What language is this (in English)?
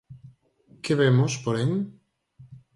Galician